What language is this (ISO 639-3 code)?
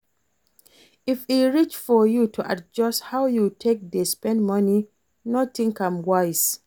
pcm